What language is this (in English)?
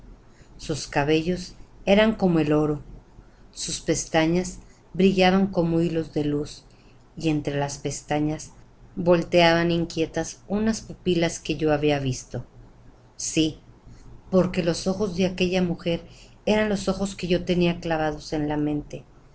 Spanish